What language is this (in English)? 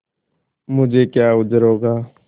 Hindi